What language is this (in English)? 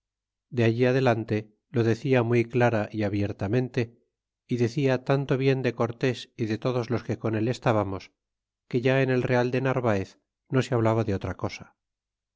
Spanish